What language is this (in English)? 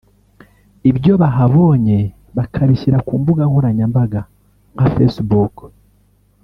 Kinyarwanda